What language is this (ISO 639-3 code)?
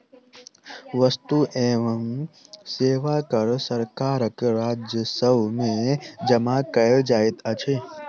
mai